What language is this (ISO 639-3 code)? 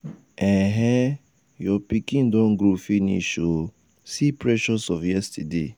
pcm